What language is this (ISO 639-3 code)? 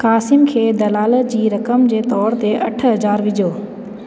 snd